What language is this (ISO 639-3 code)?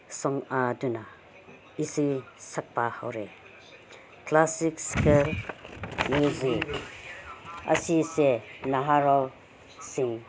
mni